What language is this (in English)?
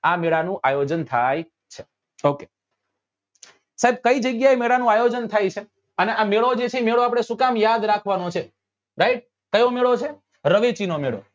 Gujarati